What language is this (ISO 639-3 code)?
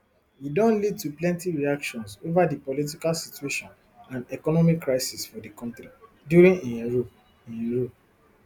pcm